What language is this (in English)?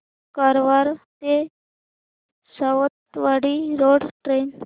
Marathi